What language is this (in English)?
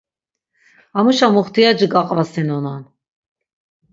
Laz